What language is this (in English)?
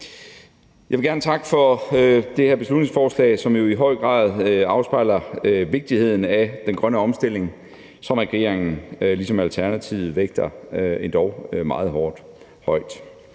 Danish